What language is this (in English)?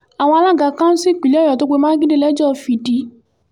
Yoruba